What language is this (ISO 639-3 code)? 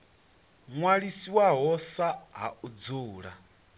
ven